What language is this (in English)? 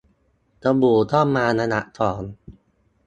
Thai